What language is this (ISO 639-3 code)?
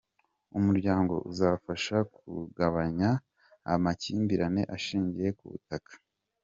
kin